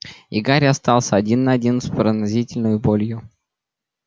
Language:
Russian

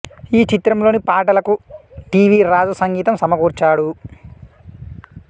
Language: Telugu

